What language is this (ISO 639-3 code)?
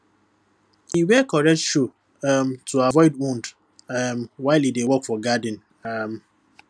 pcm